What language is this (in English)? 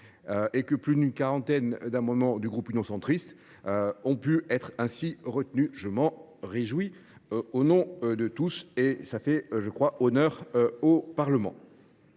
French